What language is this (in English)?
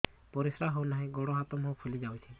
Odia